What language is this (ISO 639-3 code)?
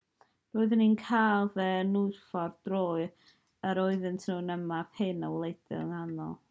cym